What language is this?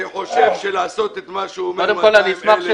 Hebrew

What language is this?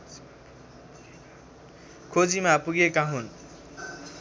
Nepali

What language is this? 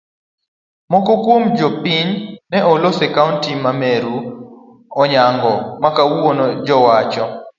Luo (Kenya and Tanzania)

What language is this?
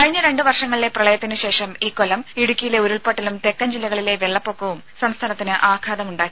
Malayalam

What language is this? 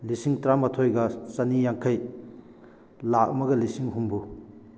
Manipuri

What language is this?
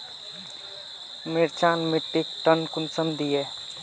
Magahi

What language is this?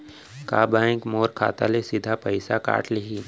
Chhattisgarhi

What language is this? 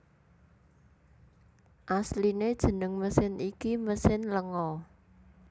Javanese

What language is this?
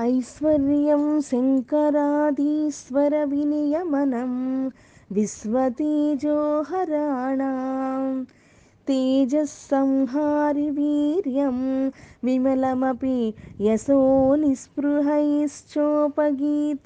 Telugu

